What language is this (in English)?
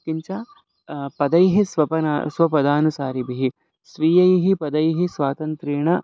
Sanskrit